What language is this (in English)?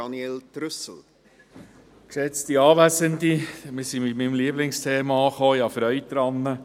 Swiss German